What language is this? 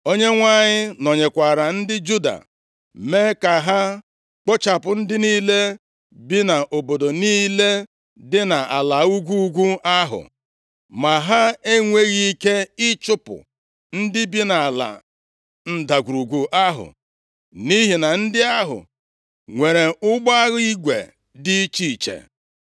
Igbo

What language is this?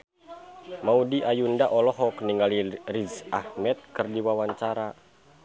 Sundanese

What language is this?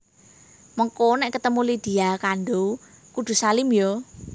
Javanese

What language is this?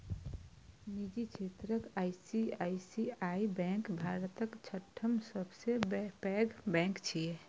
Maithili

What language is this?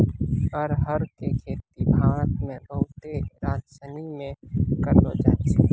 Maithili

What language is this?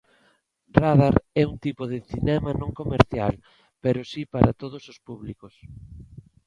Galician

